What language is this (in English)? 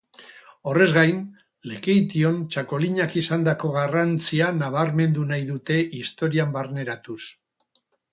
Basque